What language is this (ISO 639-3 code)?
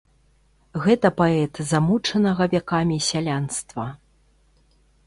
bel